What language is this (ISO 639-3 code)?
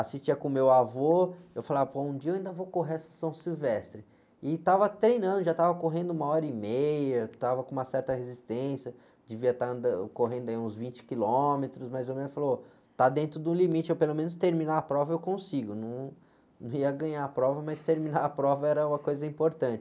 por